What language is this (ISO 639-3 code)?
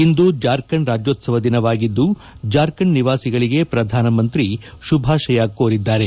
kan